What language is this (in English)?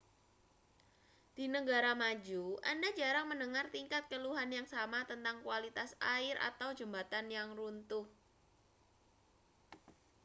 Indonesian